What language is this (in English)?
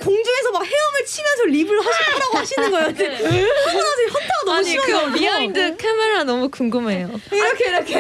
Korean